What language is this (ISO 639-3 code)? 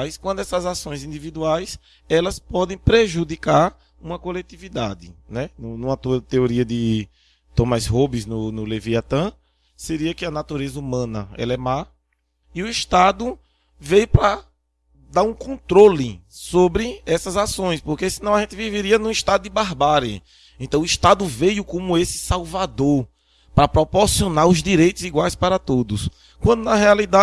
por